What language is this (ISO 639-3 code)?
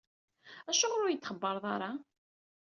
kab